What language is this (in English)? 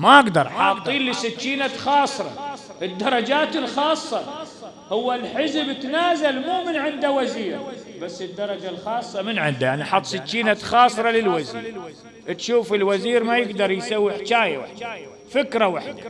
Arabic